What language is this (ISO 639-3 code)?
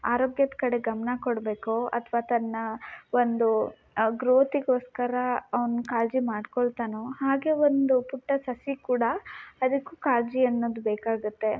kan